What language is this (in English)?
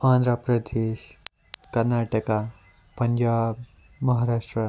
Kashmiri